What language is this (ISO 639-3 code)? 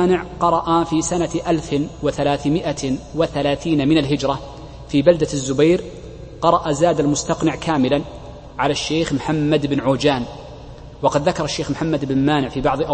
ara